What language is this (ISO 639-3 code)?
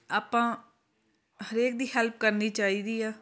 pan